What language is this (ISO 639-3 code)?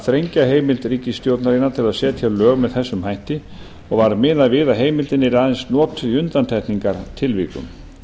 isl